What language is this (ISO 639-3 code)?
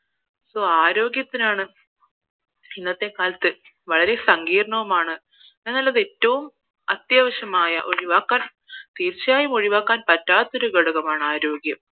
mal